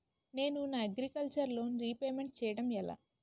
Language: Telugu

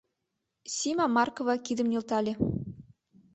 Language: Mari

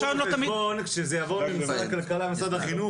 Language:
Hebrew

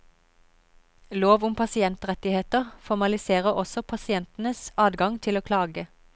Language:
Norwegian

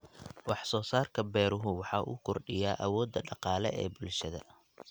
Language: Somali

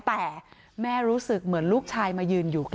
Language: Thai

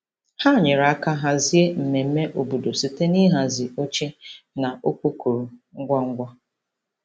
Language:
Igbo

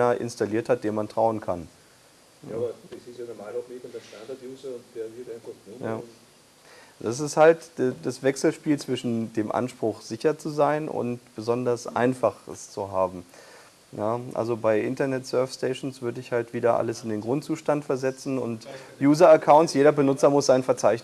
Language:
German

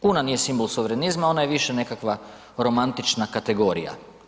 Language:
Croatian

